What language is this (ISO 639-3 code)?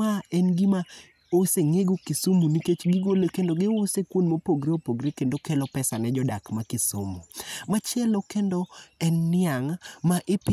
luo